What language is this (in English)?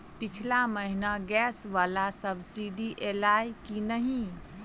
Maithili